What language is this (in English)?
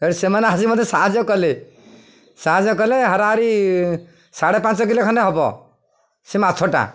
Odia